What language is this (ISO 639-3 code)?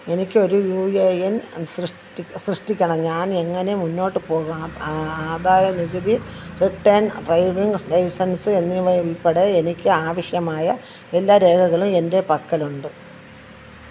mal